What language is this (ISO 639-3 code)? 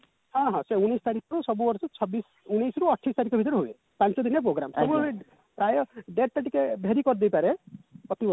ori